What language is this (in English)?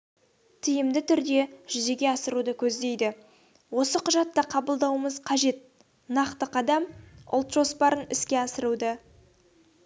Kazakh